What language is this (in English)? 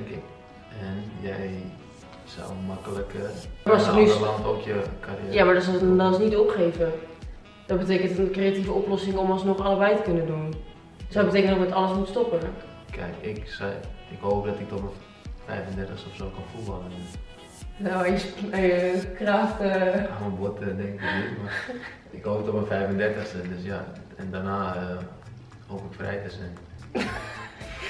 Dutch